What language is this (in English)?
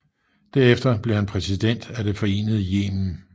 Danish